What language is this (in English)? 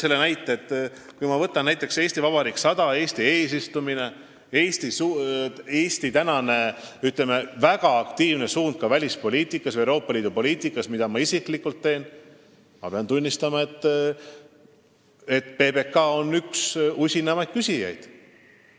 Estonian